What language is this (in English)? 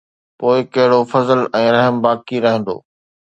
Sindhi